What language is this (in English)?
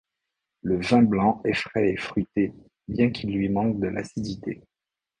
French